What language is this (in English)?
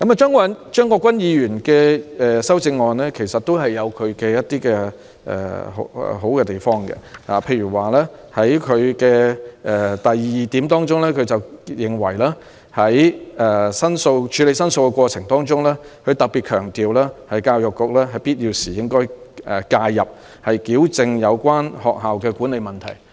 Cantonese